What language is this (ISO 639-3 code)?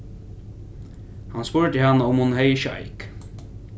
fao